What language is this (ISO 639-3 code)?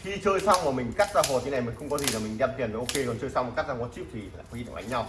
vie